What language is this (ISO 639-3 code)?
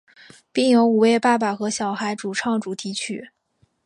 zho